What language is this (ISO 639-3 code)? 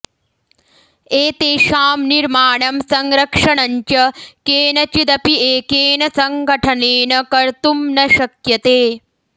san